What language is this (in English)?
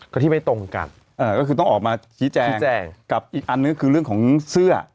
Thai